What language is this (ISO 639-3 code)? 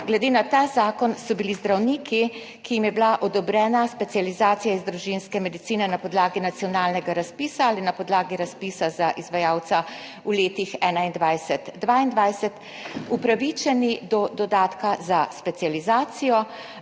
slv